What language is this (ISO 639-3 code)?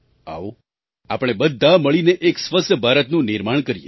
guj